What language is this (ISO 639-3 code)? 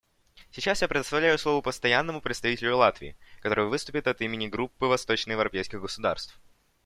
rus